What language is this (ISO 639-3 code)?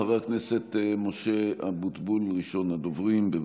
heb